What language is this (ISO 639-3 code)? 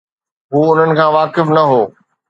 snd